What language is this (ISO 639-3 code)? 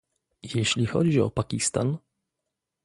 pol